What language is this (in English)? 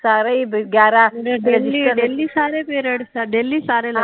Punjabi